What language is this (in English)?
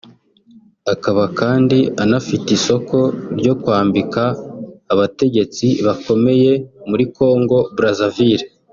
Kinyarwanda